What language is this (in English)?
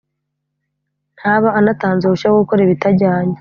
Kinyarwanda